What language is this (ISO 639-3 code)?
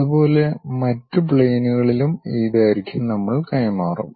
mal